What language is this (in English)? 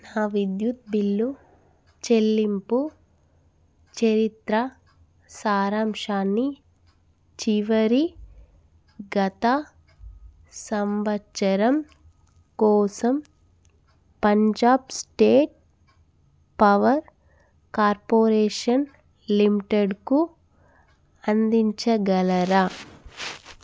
Telugu